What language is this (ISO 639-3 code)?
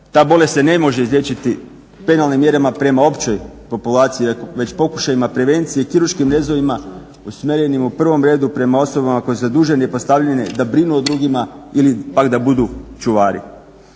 hrv